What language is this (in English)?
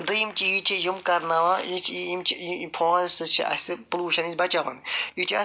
Kashmiri